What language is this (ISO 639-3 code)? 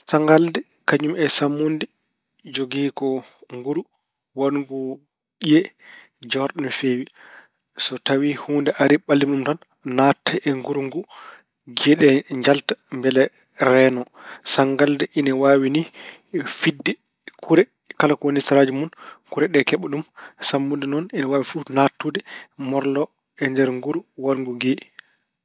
ful